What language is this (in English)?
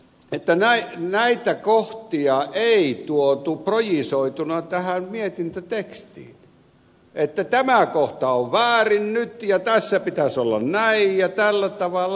Finnish